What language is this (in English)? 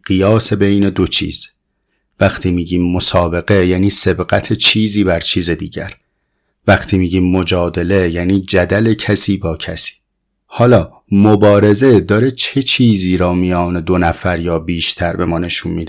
Persian